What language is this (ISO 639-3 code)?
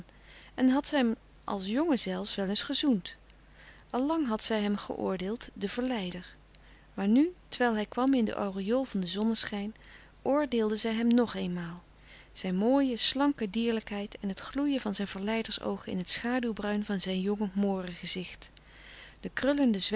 nld